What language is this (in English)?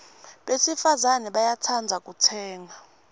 Swati